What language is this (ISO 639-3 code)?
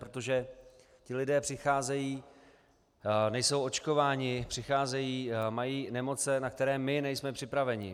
ces